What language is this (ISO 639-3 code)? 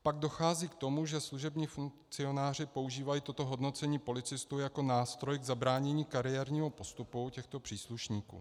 ces